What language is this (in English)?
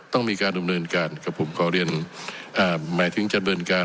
Thai